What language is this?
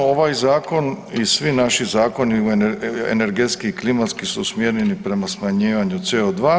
Croatian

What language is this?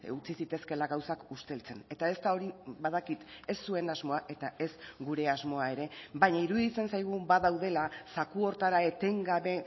Basque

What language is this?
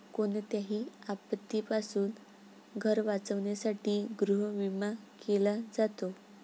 Marathi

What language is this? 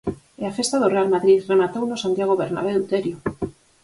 Galician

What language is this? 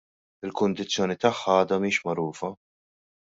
Maltese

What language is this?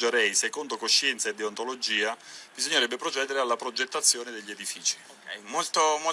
Italian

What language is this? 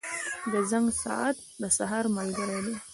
Pashto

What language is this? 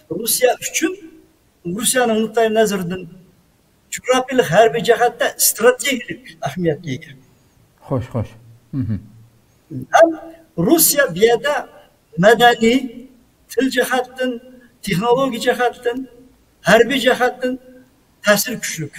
Turkish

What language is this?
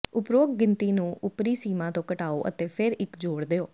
Punjabi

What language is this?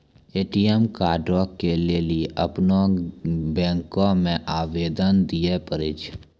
Maithili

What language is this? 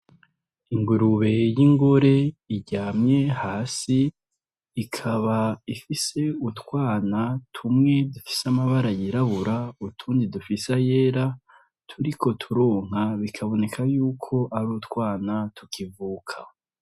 Rundi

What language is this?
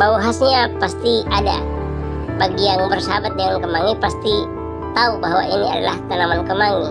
Indonesian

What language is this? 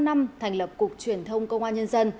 Vietnamese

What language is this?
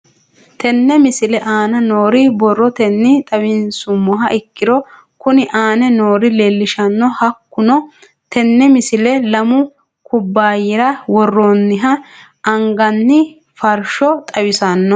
Sidamo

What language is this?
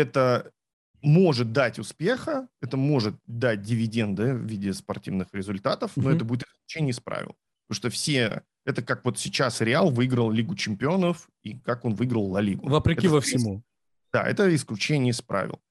Russian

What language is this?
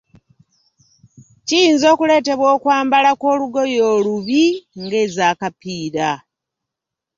Ganda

